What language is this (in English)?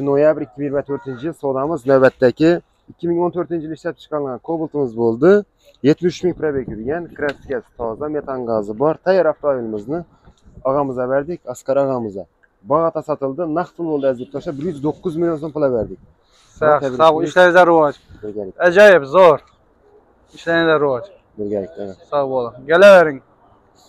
Turkish